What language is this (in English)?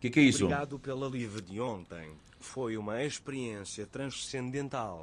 Portuguese